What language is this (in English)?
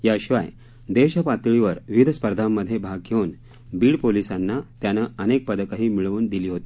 Marathi